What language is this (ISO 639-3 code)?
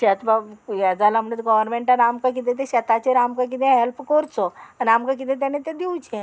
kok